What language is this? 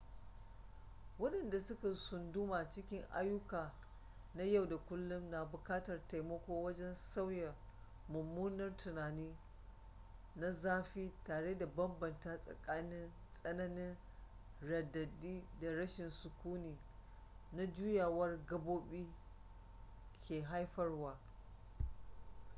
Hausa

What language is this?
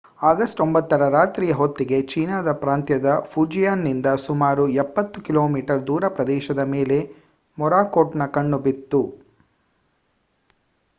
Kannada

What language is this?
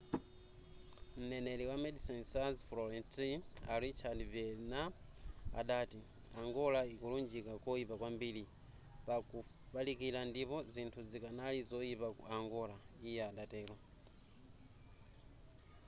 Nyanja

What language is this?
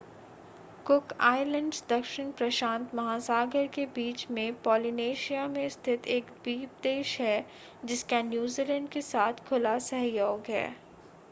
Hindi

